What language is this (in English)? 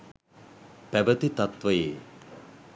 Sinhala